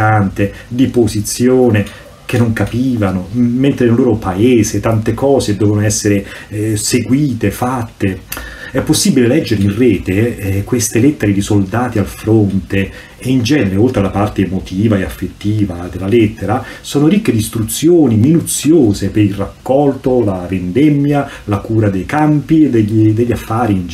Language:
Italian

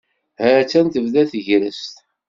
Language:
Kabyle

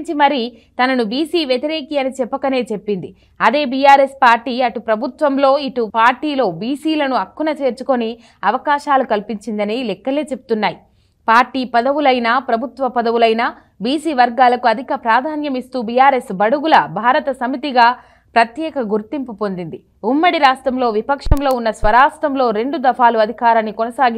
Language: Romanian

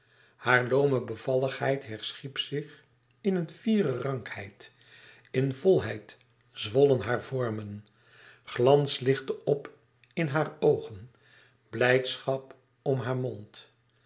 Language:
Dutch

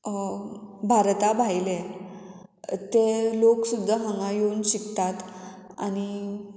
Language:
Konkani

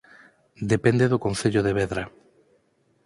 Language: Galician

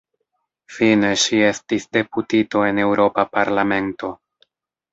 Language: Esperanto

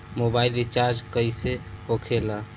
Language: Bhojpuri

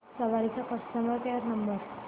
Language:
Marathi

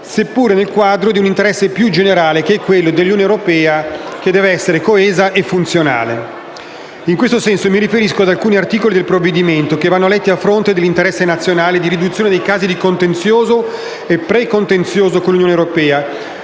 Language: Italian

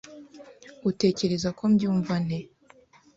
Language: Kinyarwanda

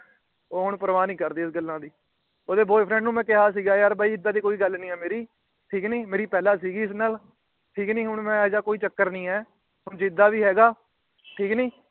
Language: Punjabi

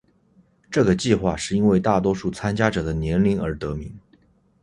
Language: Chinese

